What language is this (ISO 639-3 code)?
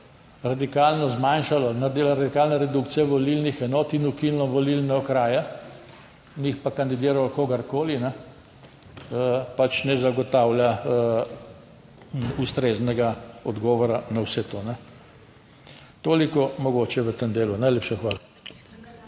slv